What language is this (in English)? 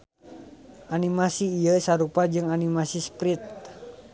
Sundanese